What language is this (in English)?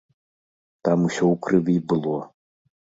Belarusian